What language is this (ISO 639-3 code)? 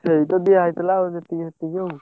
ori